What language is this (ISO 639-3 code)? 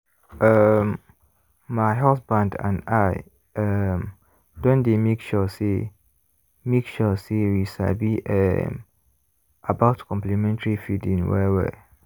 pcm